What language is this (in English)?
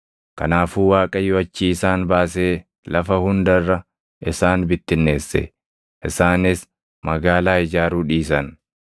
Oromo